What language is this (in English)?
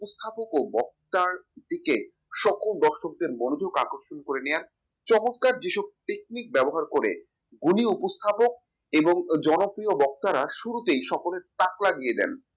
Bangla